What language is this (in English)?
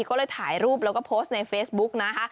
Thai